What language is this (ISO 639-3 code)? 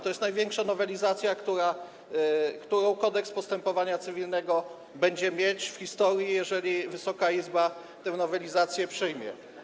pol